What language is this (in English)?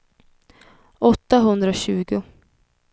Swedish